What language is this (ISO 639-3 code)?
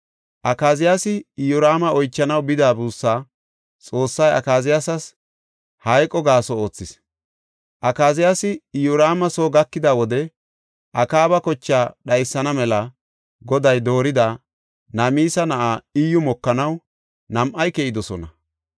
gof